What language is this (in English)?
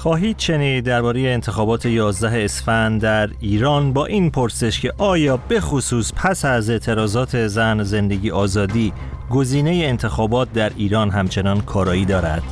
Persian